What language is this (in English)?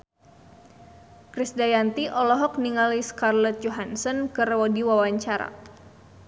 Sundanese